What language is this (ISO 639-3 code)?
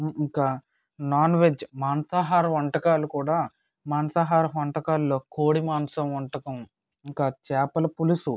tel